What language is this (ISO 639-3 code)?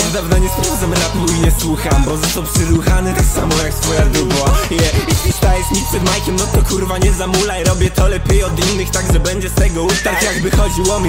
pol